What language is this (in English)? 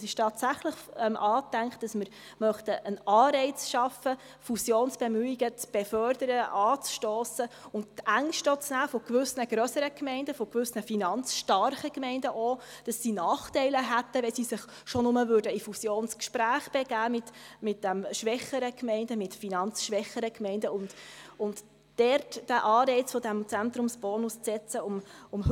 Swiss German